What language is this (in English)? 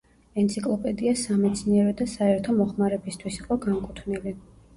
Georgian